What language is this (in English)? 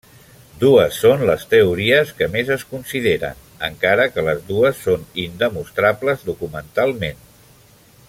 Catalan